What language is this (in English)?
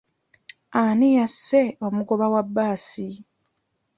Ganda